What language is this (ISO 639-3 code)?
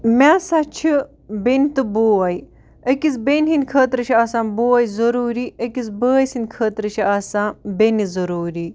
kas